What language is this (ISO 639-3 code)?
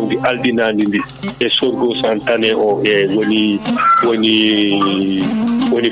ful